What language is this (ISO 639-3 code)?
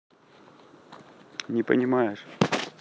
rus